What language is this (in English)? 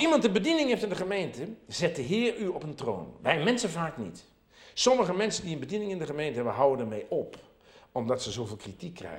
Dutch